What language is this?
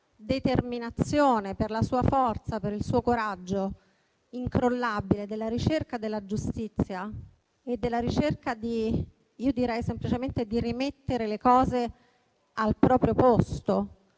Italian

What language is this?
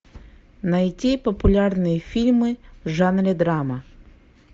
Russian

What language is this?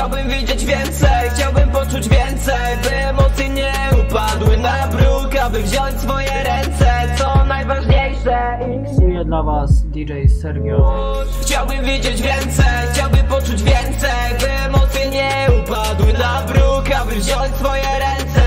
Polish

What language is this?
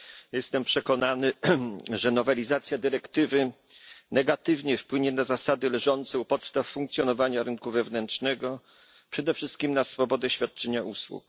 Polish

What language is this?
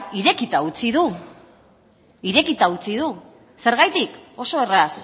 Basque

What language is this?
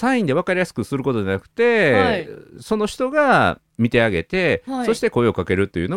Japanese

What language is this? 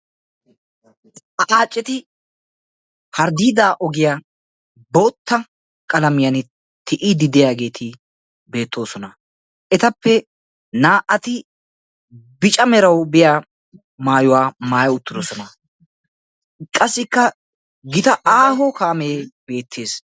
Wolaytta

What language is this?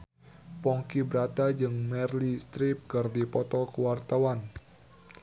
Sundanese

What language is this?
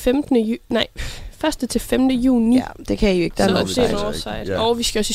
Danish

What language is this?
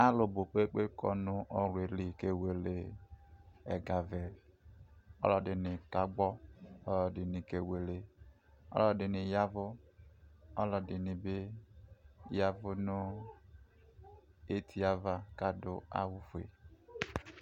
Ikposo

